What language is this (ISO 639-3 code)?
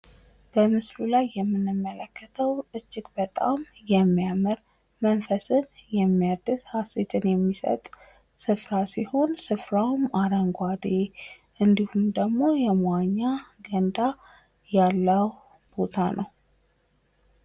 amh